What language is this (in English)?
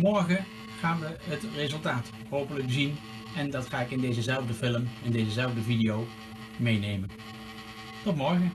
Dutch